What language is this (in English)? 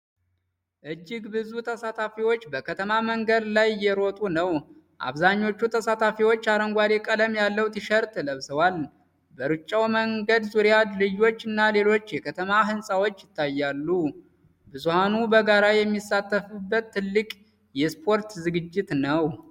Amharic